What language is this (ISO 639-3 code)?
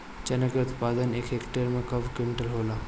bho